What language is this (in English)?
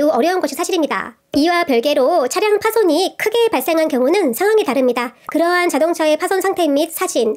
Korean